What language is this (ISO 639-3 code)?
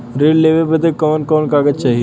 bho